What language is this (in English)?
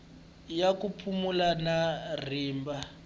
Tsonga